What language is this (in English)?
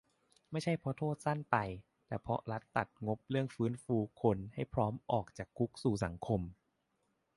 Thai